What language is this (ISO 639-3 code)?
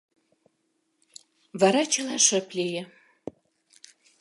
chm